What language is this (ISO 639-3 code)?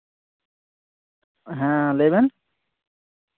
sat